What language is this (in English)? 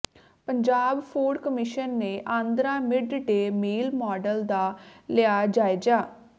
Punjabi